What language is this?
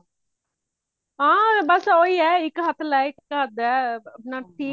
Punjabi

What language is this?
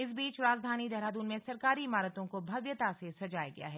Hindi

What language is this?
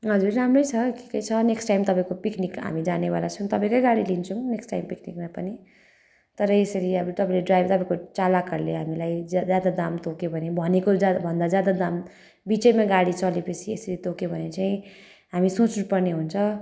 Nepali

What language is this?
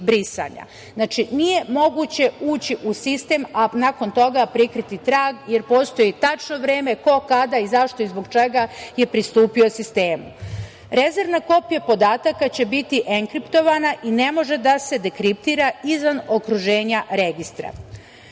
Serbian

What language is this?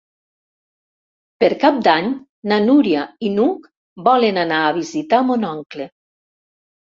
Catalan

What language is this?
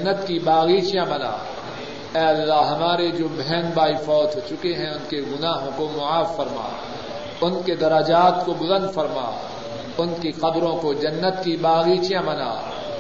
Urdu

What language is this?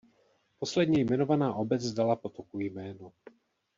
Czech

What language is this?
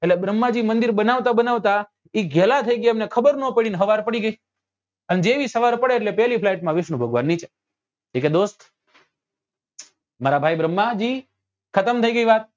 Gujarati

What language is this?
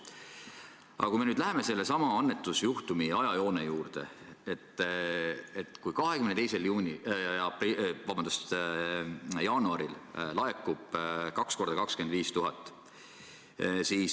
Estonian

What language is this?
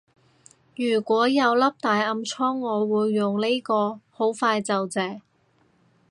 Cantonese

